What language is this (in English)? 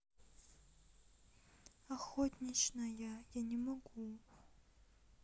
Russian